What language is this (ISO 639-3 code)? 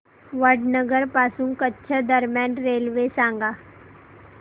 mar